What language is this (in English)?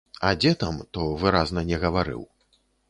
Belarusian